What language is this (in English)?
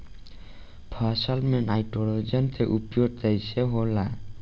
Bhojpuri